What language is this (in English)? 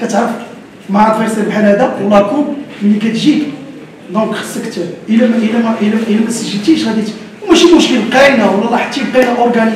Arabic